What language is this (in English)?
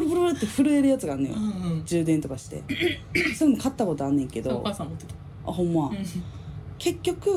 Japanese